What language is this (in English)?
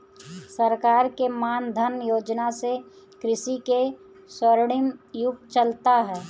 Bhojpuri